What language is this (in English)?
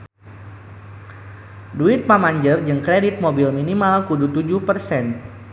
Sundanese